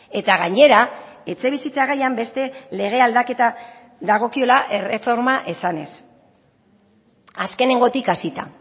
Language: Basque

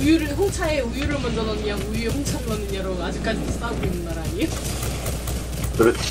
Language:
Korean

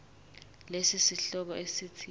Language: Zulu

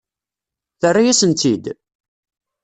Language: Kabyle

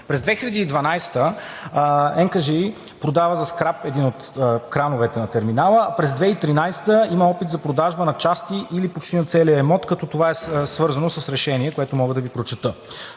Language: Bulgarian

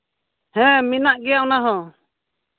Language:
Santali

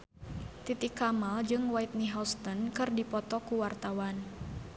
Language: Sundanese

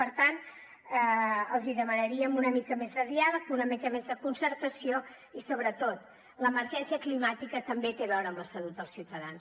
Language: Catalan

